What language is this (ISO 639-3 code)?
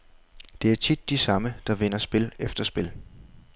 dan